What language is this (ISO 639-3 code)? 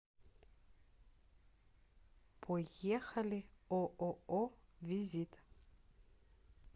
rus